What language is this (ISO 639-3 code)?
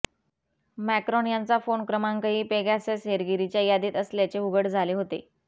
mar